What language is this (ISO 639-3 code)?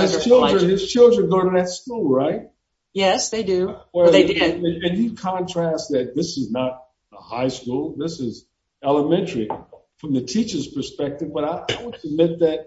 eng